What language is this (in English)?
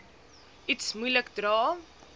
Afrikaans